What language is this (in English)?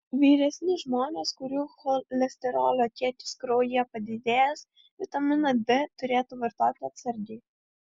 Lithuanian